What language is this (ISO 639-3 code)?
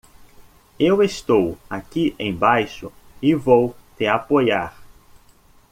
por